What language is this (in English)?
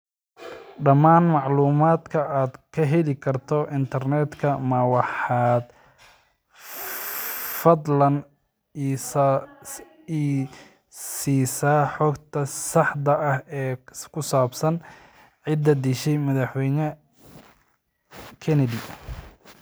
Somali